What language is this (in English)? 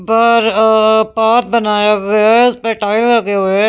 Hindi